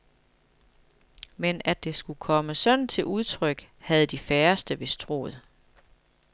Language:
Danish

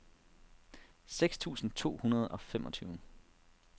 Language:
Danish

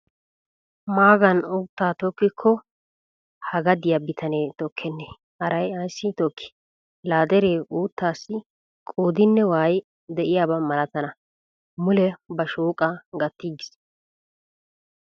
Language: Wolaytta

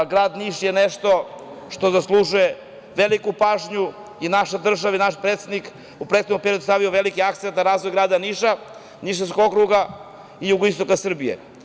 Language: Serbian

